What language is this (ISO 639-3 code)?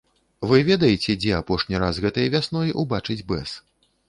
bel